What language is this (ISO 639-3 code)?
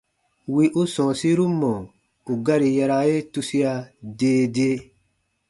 bba